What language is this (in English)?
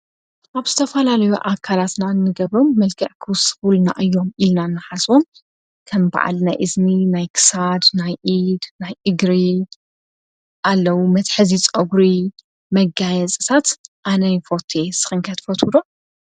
Tigrinya